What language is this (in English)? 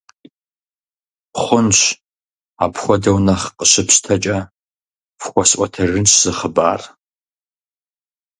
Kabardian